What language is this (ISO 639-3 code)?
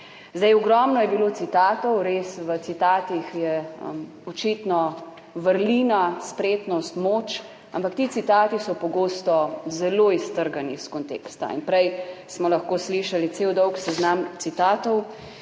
slv